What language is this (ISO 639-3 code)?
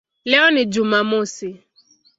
swa